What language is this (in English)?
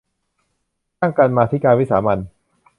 Thai